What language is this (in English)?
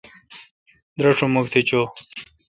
Kalkoti